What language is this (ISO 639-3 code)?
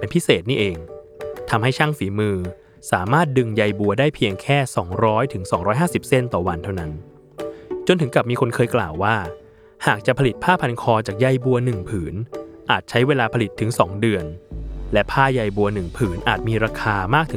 tha